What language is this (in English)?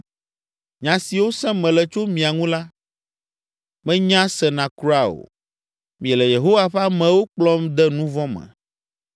Ewe